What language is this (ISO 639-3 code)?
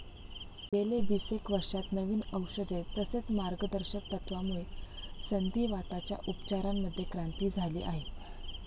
mar